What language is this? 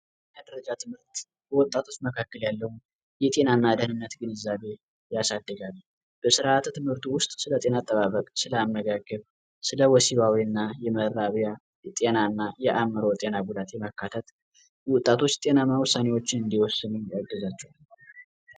Amharic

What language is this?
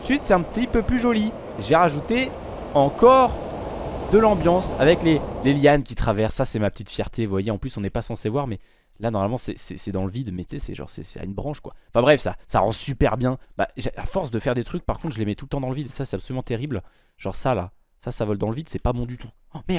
French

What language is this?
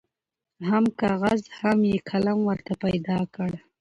Pashto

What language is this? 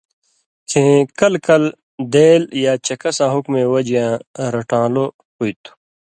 Indus Kohistani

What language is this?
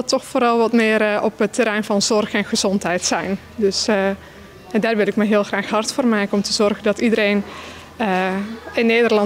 Dutch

